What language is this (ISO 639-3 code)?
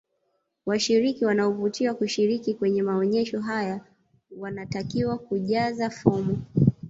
swa